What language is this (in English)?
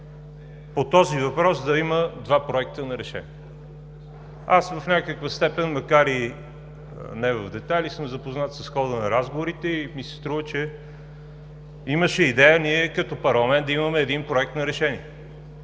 Bulgarian